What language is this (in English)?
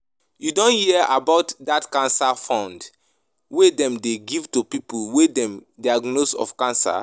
Nigerian Pidgin